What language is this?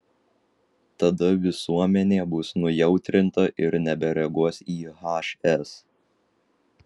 Lithuanian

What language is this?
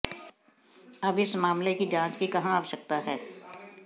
Hindi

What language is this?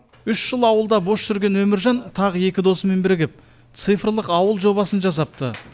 Kazakh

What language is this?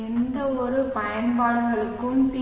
Tamil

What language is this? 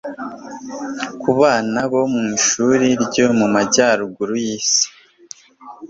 Kinyarwanda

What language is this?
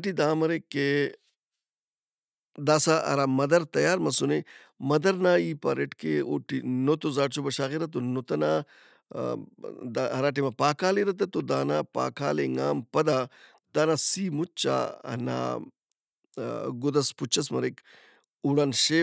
Brahui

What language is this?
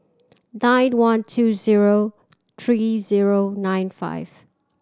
English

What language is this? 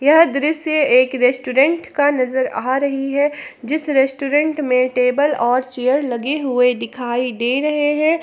Hindi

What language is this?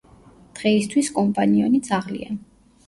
Georgian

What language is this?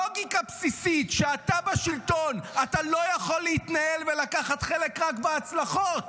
Hebrew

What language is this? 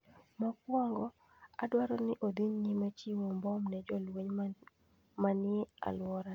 Luo (Kenya and Tanzania)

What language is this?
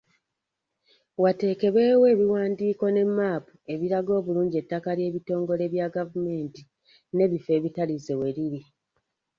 Ganda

